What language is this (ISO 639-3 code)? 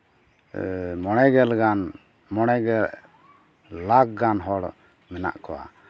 sat